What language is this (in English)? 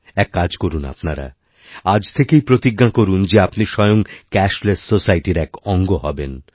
Bangla